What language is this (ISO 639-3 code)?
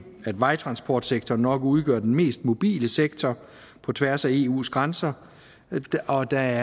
dan